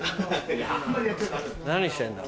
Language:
Japanese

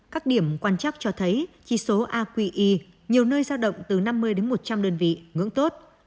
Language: Vietnamese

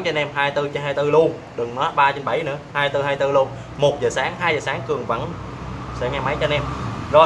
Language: Vietnamese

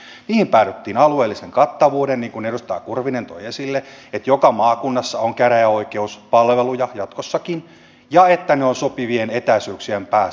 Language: Finnish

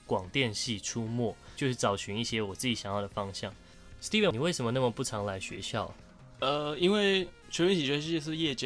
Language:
Chinese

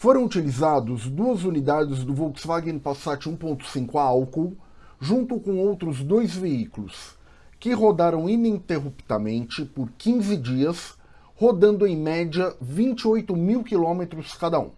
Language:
Portuguese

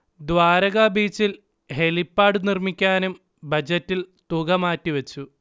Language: Malayalam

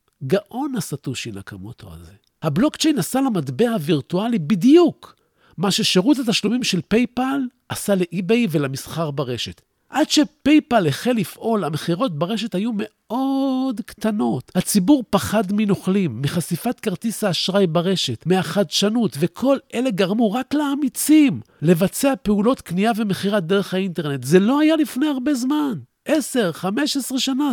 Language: Hebrew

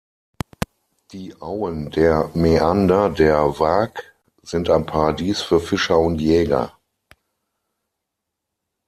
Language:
German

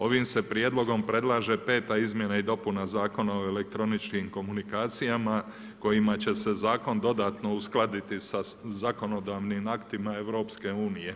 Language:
Croatian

